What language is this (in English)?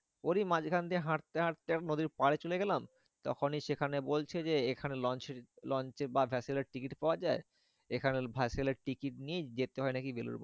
Bangla